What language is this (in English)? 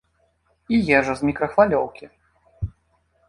Belarusian